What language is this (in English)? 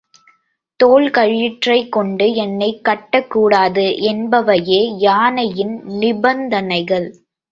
Tamil